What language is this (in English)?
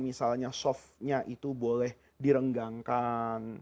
Indonesian